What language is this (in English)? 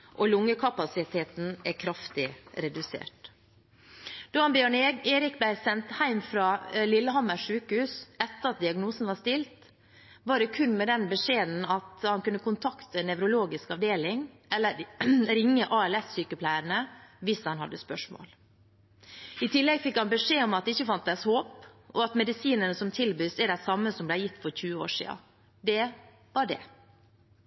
Norwegian Bokmål